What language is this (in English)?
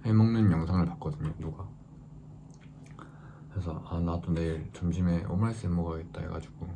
Korean